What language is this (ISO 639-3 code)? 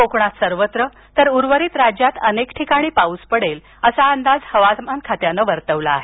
mar